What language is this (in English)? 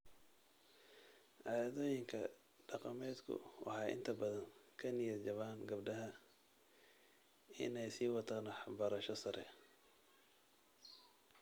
Somali